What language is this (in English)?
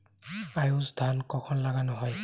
Bangla